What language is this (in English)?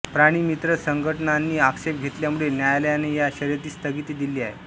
Marathi